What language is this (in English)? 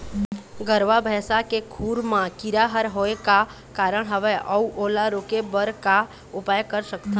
Chhattisgarhi